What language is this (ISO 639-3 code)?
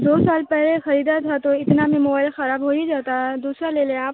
urd